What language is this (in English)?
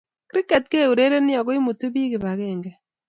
Kalenjin